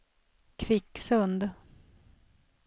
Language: Swedish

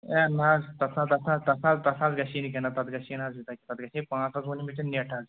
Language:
Kashmiri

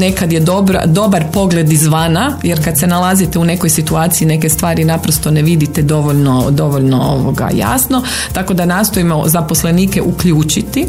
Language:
Croatian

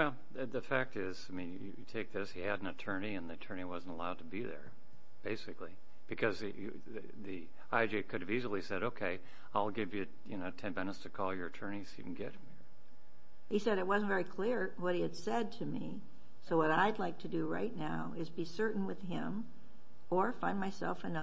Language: English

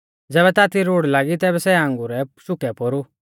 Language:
Mahasu Pahari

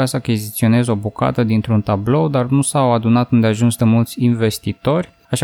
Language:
Romanian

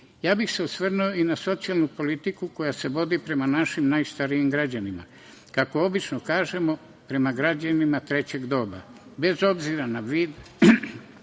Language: Serbian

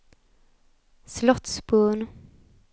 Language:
Swedish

